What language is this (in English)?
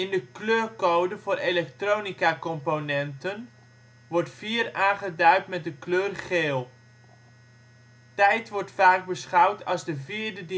Dutch